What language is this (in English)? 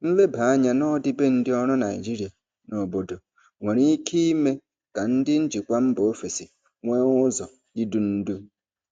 Igbo